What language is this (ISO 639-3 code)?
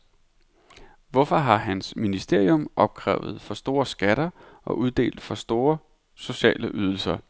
dan